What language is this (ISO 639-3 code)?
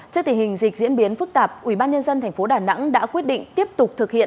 vie